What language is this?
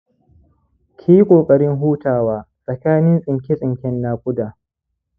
Hausa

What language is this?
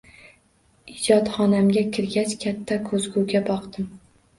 Uzbek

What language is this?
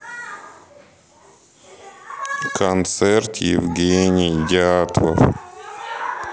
Russian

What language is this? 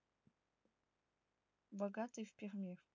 Russian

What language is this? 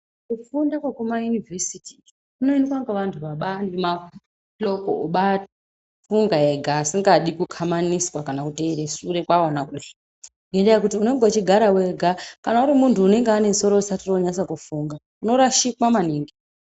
Ndau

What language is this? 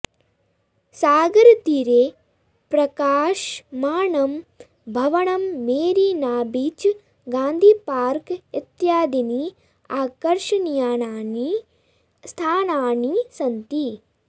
Sanskrit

